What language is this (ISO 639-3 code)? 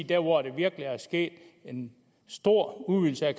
dan